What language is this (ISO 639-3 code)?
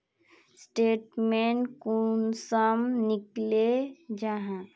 mag